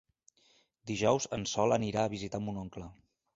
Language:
Catalan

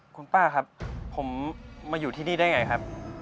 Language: Thai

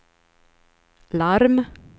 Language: Swedish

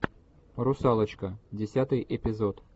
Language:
Russian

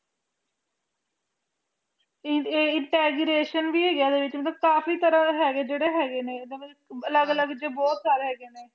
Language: Punjabi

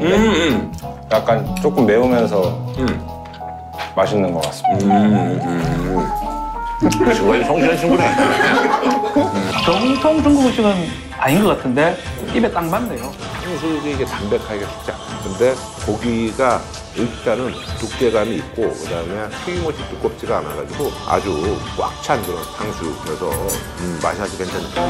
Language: Korean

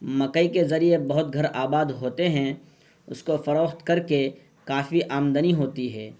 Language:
Urdu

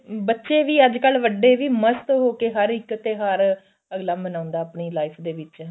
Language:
Punjabi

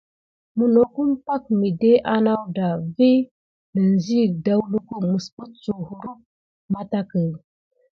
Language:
Gidar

